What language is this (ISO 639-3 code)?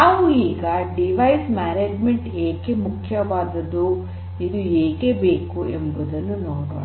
kan